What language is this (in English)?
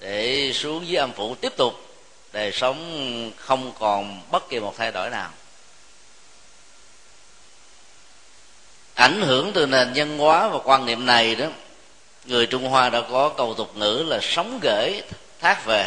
Vietnamese